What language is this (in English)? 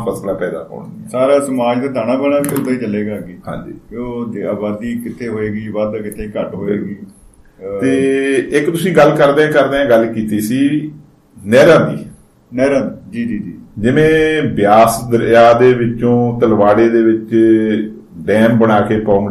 Punjabi